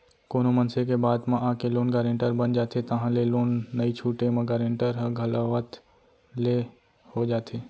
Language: Chhattisgarhi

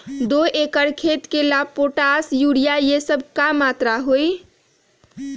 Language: Magahi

